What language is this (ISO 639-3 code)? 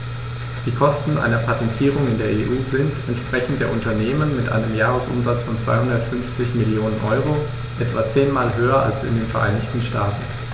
deu